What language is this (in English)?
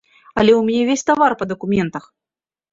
Belarusian